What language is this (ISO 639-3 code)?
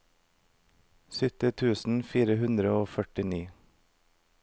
nor